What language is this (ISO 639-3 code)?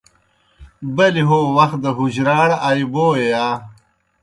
plk